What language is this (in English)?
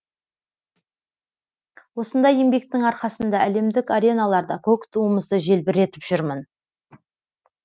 Kazakh